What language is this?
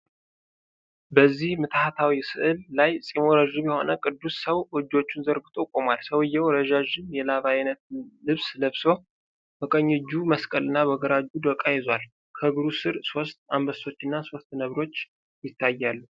Amharic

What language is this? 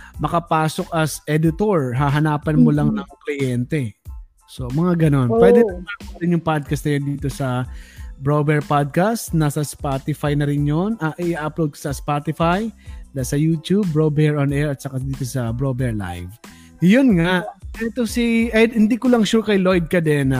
Filipino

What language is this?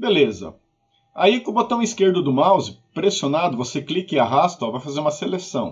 Portuguese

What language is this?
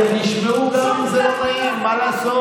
Hebrew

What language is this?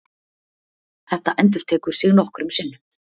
Icelandic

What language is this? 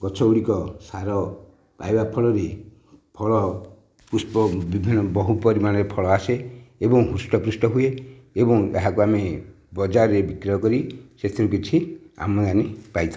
Odia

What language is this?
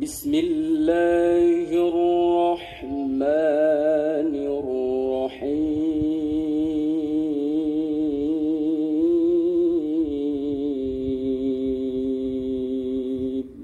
Arabic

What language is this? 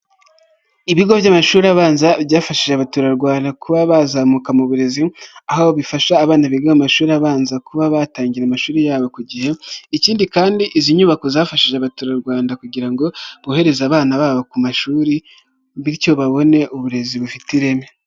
Kinyarwanda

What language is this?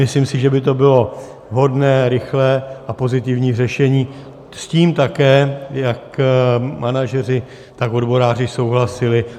Czech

